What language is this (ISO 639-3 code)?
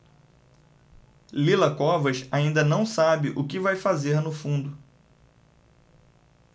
por